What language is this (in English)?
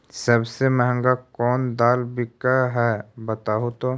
Magahi